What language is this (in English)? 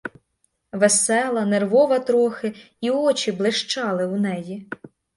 Ukrainian